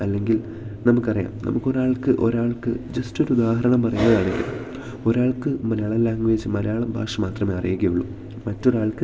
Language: Malayalam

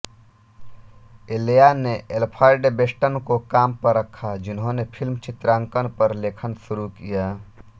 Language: Hindi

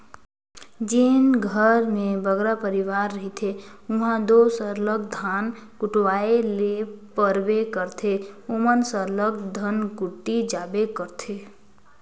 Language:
Chhattisgarhi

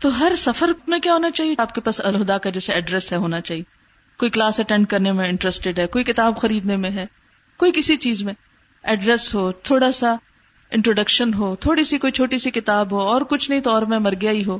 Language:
Urdu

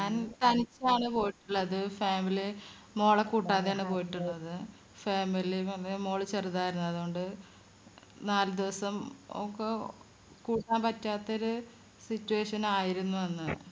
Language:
Malayalam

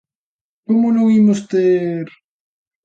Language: Galician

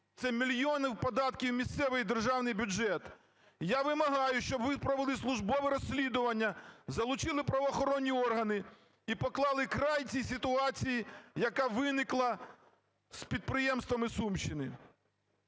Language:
Ukrainian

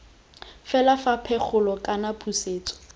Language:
Tswana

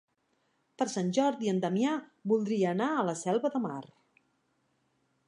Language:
Catalan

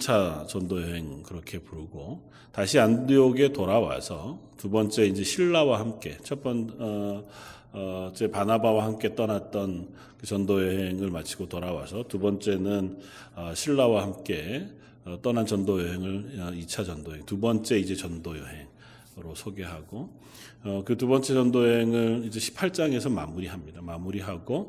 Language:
Korean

